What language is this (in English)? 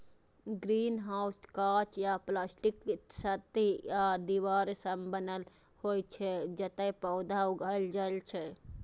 Maithili